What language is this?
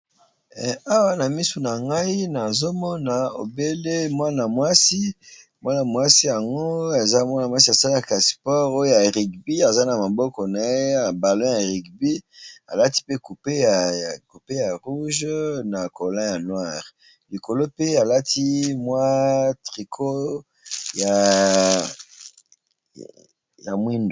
Lingala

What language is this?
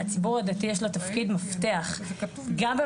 Hebrew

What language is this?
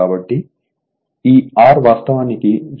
Telugu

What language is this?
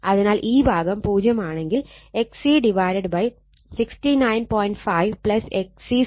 Malayalam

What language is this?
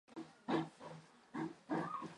Chinese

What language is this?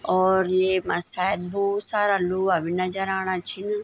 Garhwali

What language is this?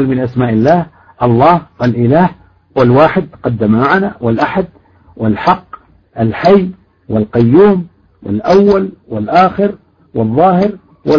Arabic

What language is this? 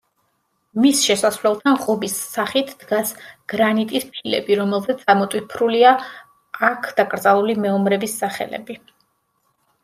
Georgian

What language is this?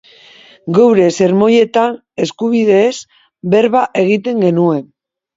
Basque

